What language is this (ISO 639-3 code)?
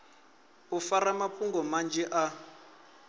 ven